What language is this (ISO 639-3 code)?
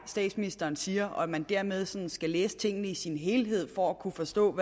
dan